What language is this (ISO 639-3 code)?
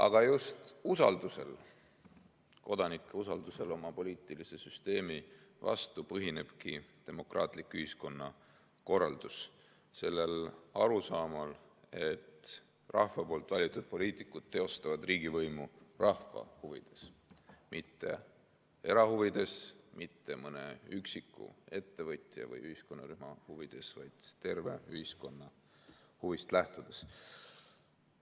est